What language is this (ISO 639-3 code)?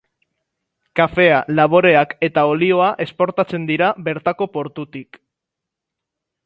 eus